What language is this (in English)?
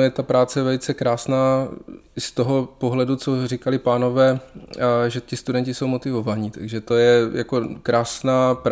Czech